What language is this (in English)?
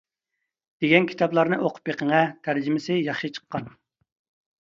Uyghur